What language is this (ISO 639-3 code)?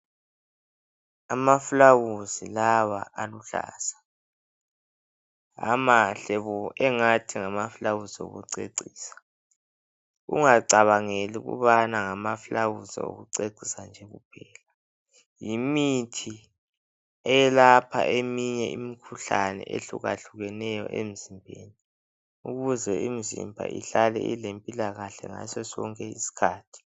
nde